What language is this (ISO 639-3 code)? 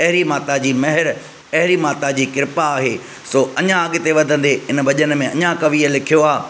snd